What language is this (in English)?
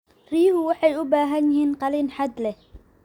Somali